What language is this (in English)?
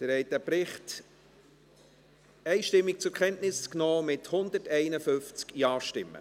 Swiss German